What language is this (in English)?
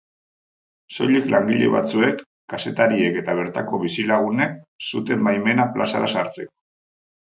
Basque